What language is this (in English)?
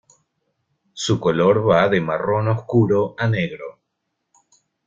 Spanish